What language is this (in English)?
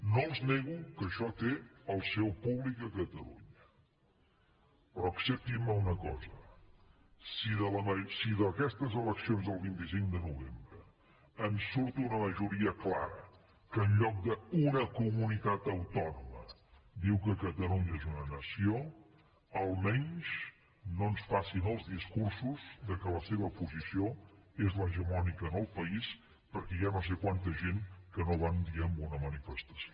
Catalan